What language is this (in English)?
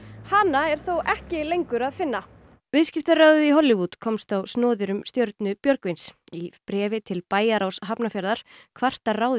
Icelandic